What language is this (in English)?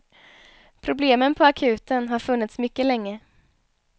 Swedish